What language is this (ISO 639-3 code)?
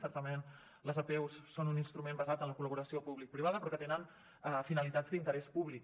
cat